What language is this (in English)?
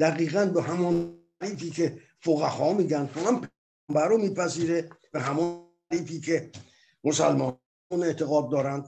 Persian